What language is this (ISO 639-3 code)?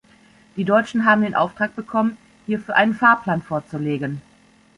deu